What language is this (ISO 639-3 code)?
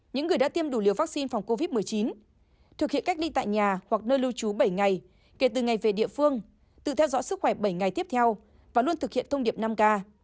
vie